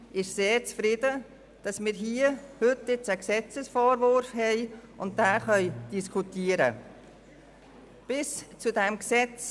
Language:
Swiss German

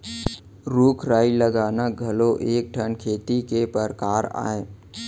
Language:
Chhattisgarhi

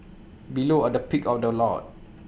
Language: English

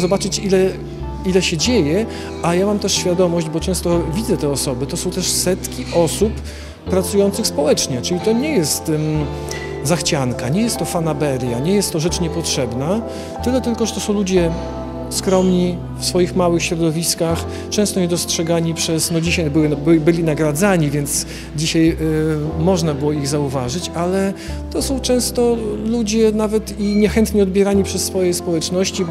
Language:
Polish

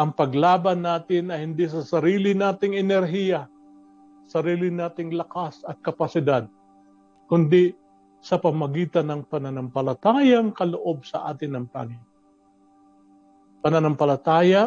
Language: Filipino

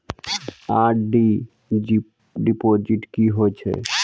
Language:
Maithili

